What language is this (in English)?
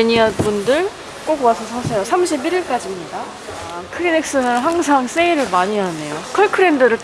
Korean